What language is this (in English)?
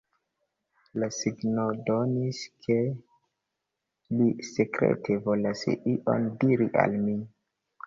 Esperanto